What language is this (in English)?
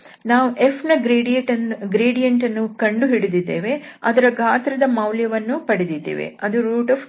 Kannada